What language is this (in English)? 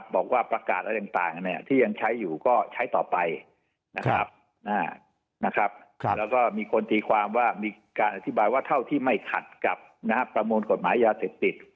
Thai